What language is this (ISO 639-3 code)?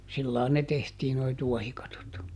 fin